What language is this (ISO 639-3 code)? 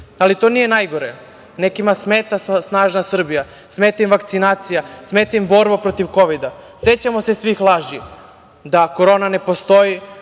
srp